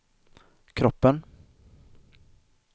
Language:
Swedish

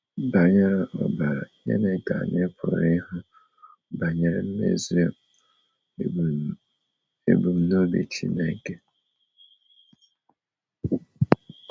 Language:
Igbo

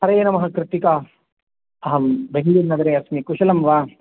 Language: Sanskrit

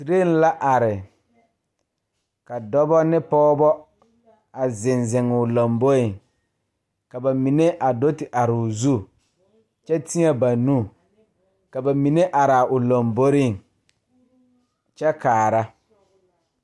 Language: Southern Dagaare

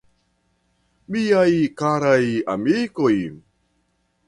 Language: Esperanto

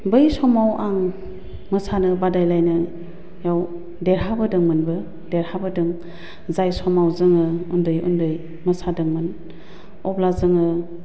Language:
Bodo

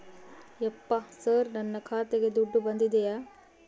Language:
Kannada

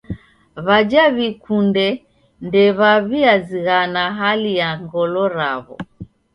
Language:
Taita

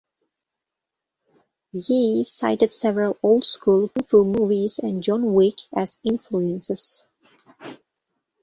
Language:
English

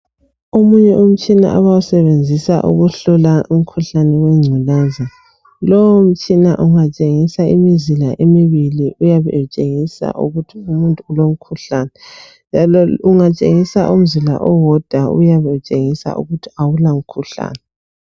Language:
North Ndebele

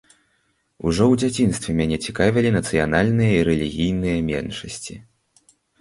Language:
Belarusian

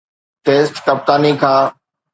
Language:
Sindhi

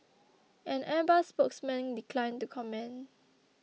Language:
English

